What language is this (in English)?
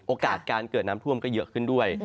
Thai